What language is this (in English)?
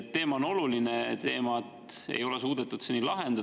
Estonian